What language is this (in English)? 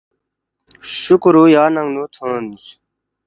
Balti